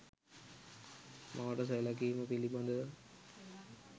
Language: Sinhala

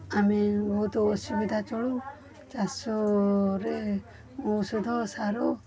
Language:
Odia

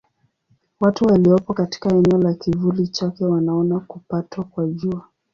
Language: Swahili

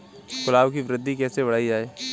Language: Hindi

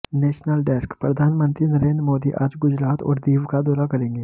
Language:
Hindi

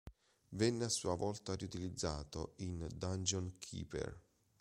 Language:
Italian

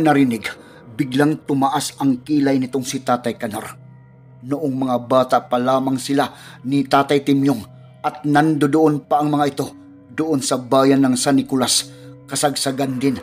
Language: Filipino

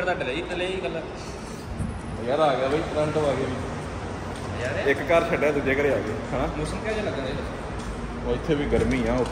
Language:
Punjabi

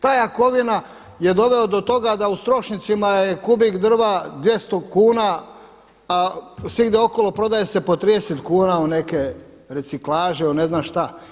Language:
Croatian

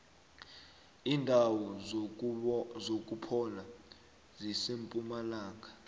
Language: South Ndebele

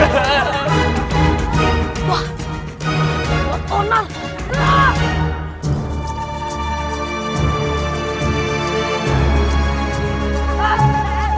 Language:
Indonesian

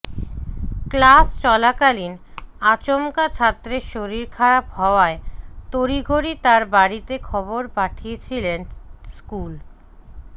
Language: Bangla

